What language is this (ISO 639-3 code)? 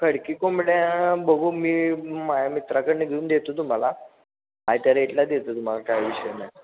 mar